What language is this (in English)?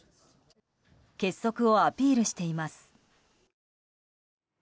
Japanese